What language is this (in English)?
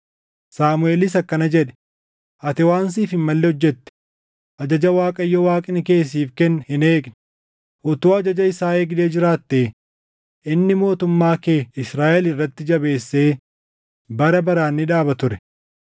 Oromo